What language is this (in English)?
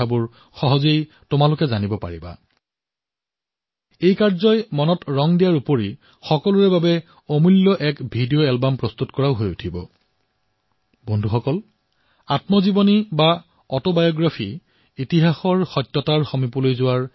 Assamese